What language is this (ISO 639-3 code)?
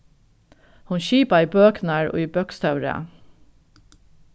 fao